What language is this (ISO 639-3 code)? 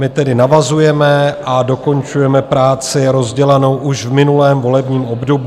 ces